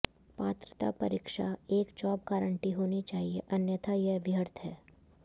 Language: Hindi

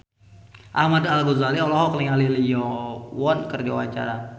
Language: Sundanese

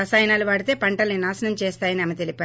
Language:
Telugu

